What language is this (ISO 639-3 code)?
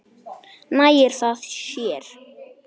isl